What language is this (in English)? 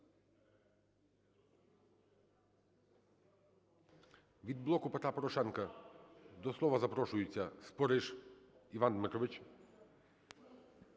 Ukrainian